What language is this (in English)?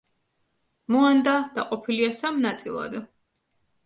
Georgian